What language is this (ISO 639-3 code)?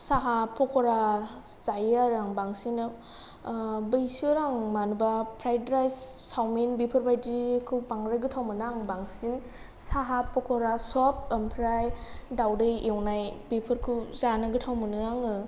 brx